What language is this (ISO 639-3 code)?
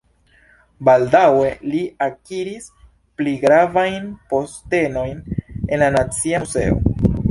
epo